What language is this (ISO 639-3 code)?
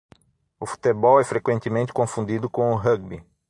por